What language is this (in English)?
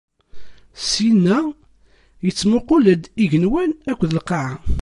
Kabyle